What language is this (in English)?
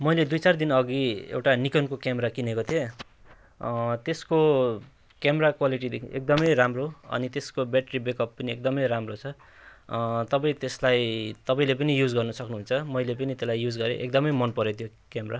Nepali